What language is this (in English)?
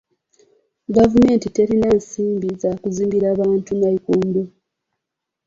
Ganda